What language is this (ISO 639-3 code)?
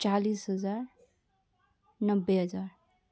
nep